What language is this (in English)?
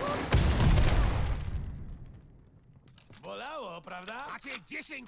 Polish